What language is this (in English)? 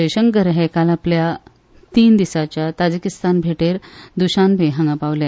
Konkani